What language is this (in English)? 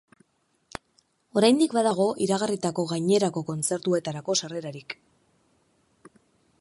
Basque